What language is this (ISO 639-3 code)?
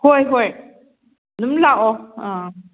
mni